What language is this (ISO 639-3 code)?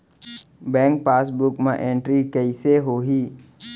hne